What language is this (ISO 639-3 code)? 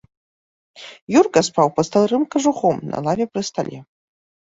bel